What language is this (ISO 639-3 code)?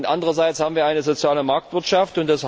deu